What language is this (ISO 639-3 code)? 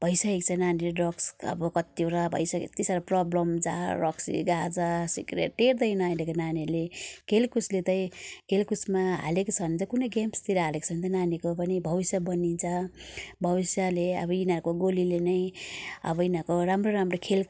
nep